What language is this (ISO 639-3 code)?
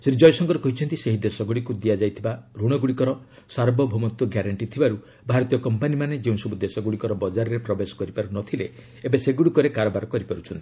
ori